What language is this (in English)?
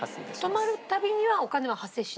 Japanese